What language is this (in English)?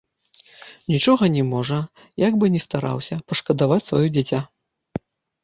Belarusian